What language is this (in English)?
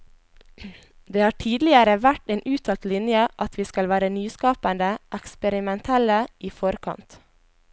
Norwegian